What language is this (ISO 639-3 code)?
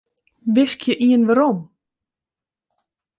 fry